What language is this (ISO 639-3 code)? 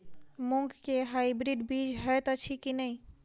mai